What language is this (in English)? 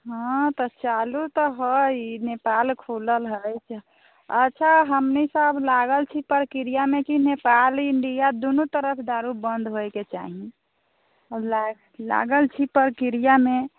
Maithili